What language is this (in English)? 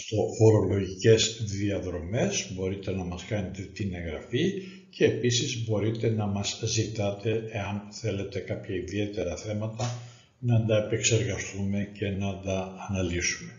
Greek